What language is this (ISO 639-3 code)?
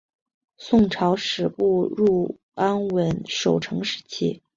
zho